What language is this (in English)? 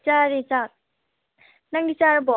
Manipuri